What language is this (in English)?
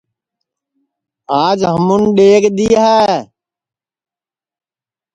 Sansi